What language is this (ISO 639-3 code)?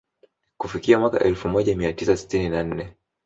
swa